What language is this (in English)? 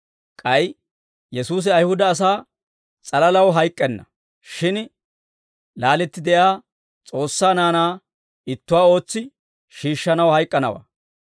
Dawro